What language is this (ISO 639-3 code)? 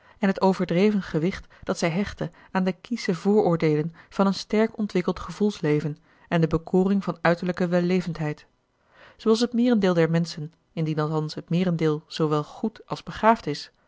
nld